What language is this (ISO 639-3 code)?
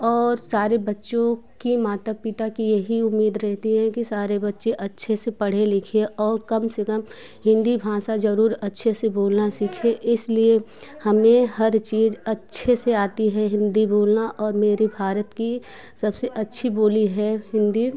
hin